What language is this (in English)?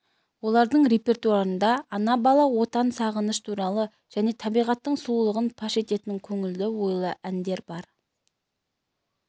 Kazakh